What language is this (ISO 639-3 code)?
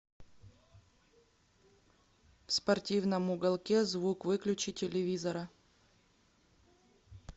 rus